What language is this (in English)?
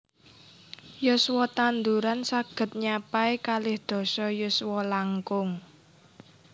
Javanese